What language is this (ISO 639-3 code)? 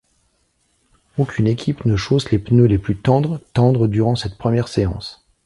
fra